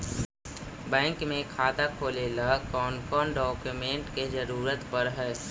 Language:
Magahi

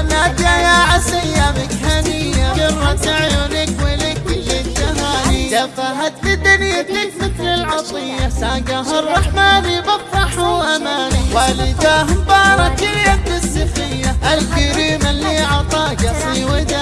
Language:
Arabic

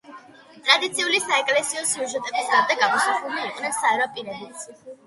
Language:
Georgian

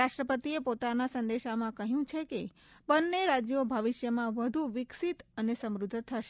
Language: Gujarati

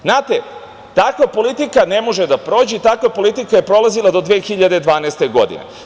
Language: Serbian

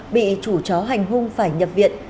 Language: Vietnamese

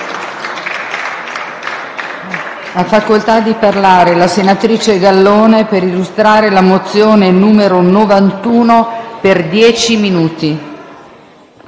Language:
Italian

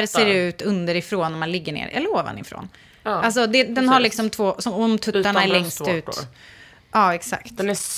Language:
Swedish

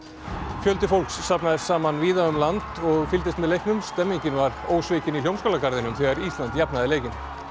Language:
Icelandic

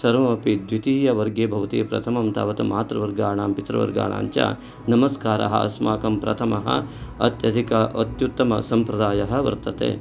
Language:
Sanskrit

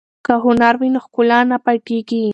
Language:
Pashto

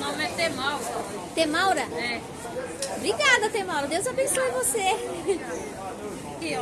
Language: Portuguese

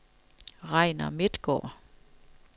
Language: Danish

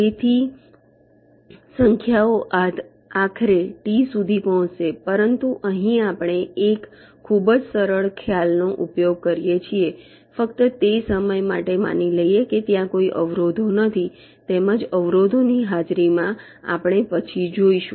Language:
Gujarati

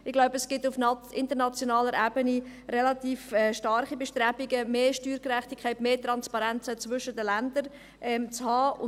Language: Swiss German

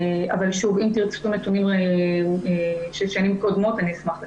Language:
Hebrew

